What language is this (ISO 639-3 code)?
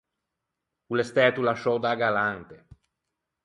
lij